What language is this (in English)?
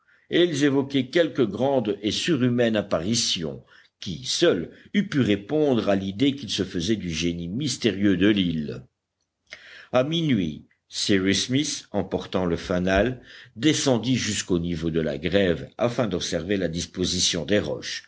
French